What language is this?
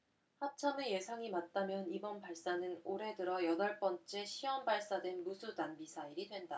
Korean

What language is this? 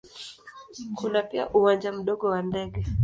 Swahili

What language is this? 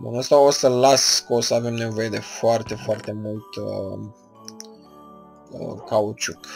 Romanian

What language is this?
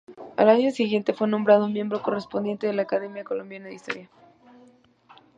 Spanish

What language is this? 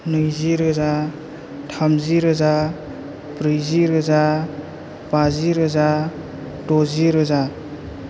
Bodo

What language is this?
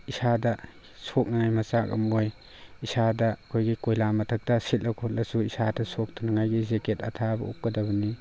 Manipuri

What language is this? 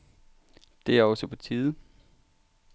Danish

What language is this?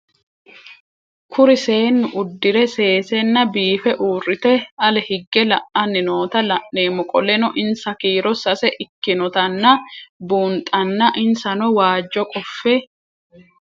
Sidamo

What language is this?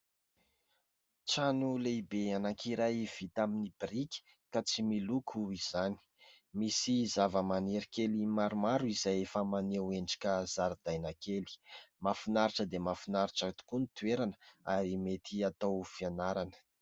Malagasy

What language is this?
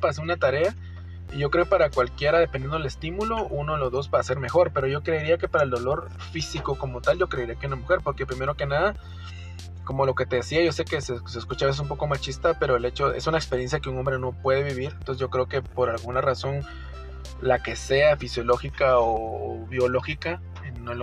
Spanish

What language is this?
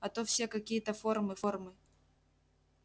Russian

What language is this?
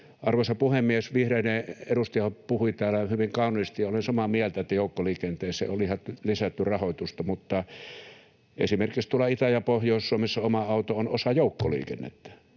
Finnish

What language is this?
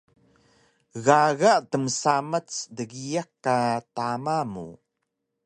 Taroko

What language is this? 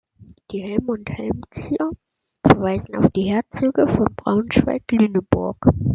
German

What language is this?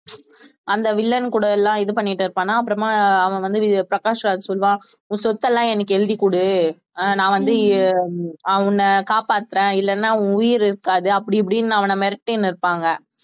Tamil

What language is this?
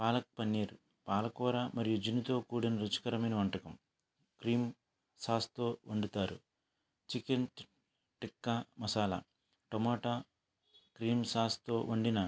Telugu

